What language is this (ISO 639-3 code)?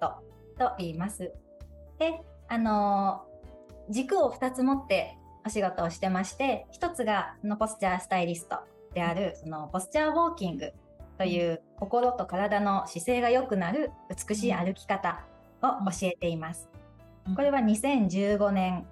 jpn